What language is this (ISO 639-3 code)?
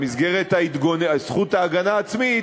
heb